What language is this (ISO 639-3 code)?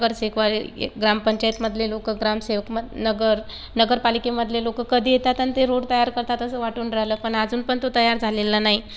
mar